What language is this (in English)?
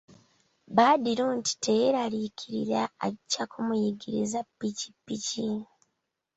Ganda